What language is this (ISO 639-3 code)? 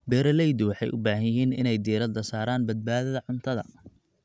som